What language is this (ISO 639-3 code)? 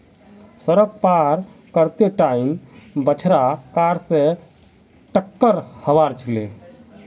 mag